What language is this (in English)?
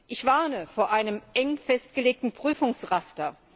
German